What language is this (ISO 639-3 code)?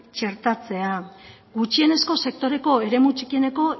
eus